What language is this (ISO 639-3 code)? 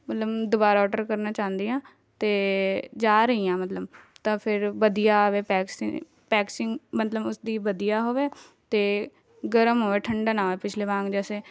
pan